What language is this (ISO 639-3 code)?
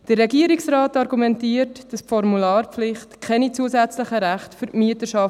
gsw